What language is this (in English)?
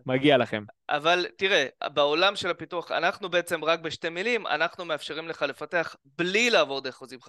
Hebrew